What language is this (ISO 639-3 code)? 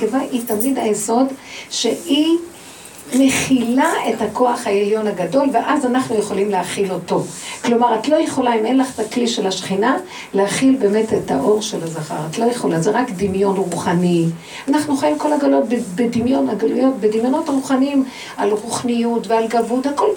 heb